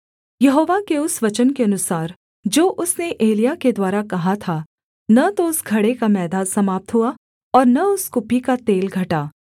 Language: Hindi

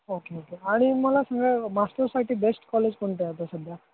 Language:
Marathi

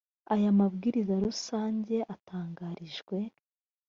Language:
Kinyarwanda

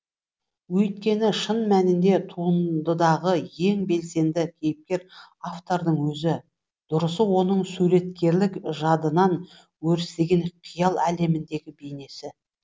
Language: Kazakh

